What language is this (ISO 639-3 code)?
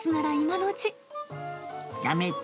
jpn